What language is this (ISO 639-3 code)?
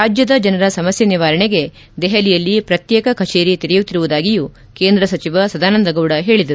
kan